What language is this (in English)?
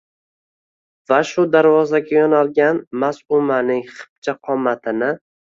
Uzbek